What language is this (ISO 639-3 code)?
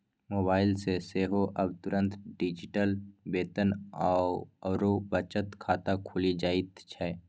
mai